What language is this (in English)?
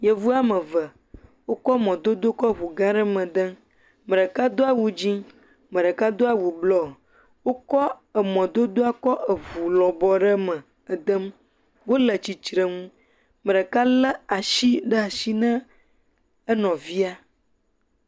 Ewe